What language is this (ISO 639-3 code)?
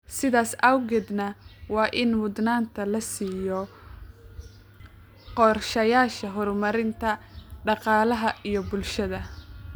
som